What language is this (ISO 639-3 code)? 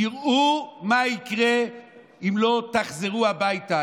heb